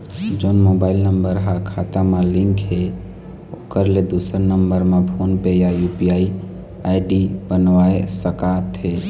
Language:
Chhattisgarhi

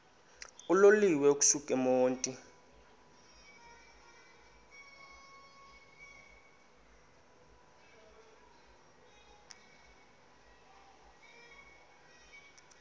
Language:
Xhosa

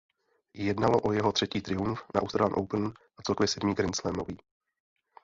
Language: Czech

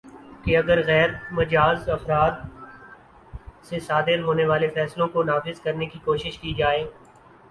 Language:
Urdu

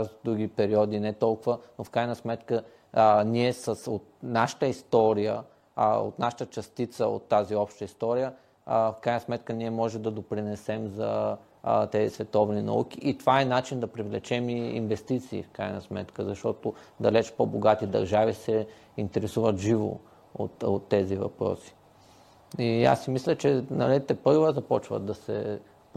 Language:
Bulgarian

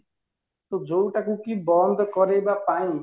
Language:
Odia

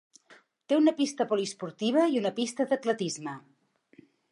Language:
Catalan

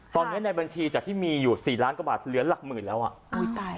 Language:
Thai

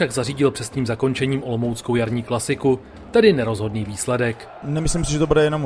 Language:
Czech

